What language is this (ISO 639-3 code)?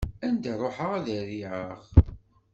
kab